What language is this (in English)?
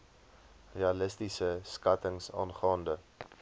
Afrikaans